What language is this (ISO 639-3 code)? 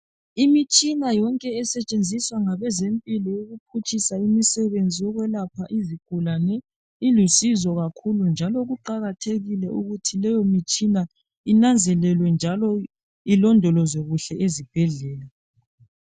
nde